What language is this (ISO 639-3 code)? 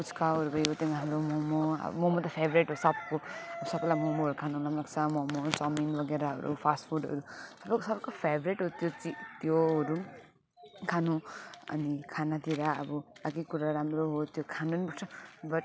nep